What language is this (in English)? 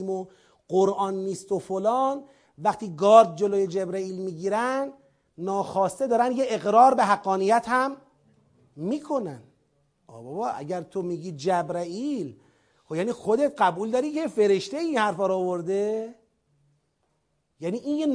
Persian